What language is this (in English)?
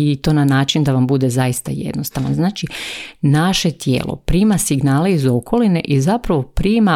Croatian